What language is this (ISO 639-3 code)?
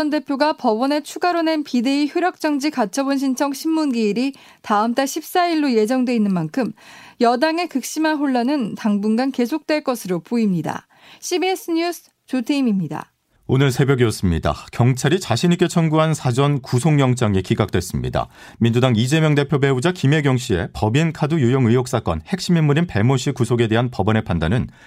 kor